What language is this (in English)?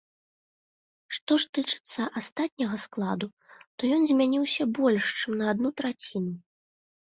Belarusian